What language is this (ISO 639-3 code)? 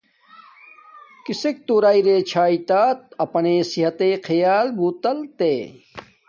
dmk